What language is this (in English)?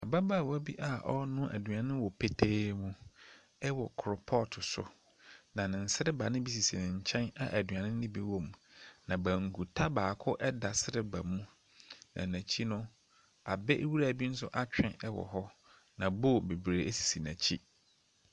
Akan